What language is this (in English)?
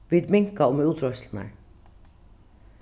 Faroese